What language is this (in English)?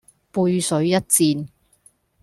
Cantonese